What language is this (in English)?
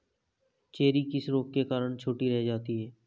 Hindi